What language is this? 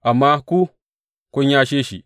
Hausa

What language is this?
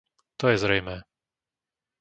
Slovak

